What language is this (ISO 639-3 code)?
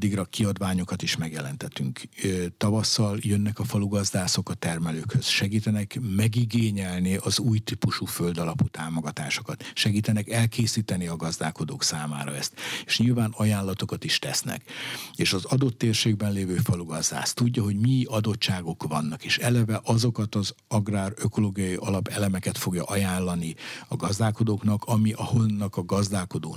hun